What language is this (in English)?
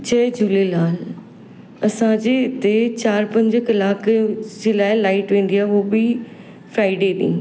Sindhi